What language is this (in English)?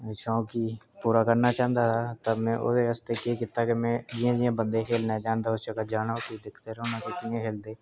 Dogri